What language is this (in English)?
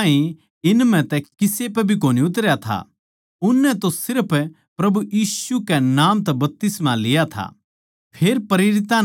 Haryanvi